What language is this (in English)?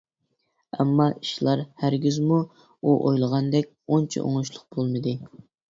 Uyghur